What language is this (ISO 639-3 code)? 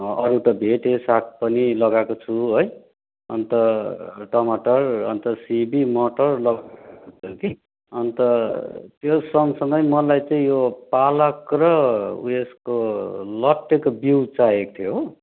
nep